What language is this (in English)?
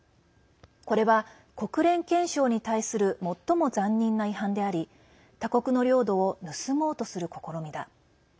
Japanese